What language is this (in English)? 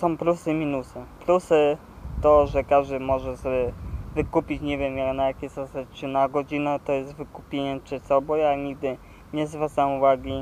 Polish